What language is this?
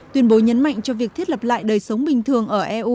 Vietnamese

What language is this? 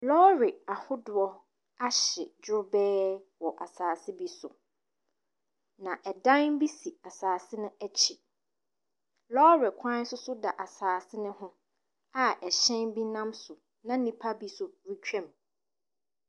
Akan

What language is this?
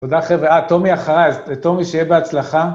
Hebrew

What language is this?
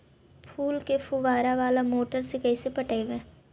Magahi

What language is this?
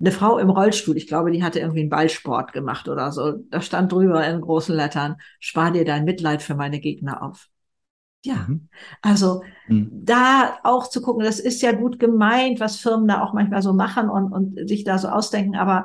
German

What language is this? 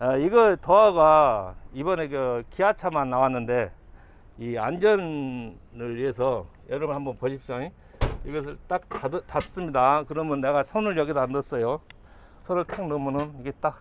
Korean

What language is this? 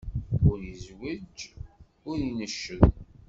Kabyle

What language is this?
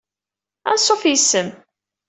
Kabyle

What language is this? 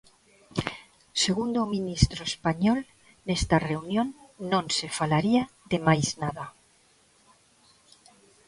Galician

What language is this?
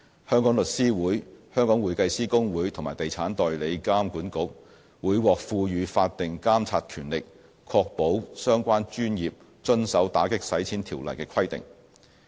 Cantonese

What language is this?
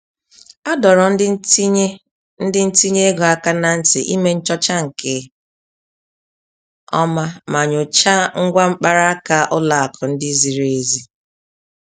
Igbo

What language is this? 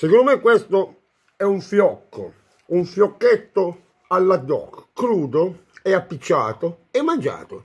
Italian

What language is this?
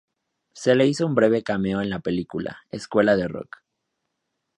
Spanish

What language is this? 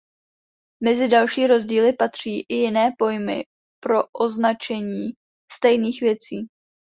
Czech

